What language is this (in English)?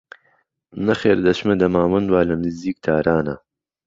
Central Kurdish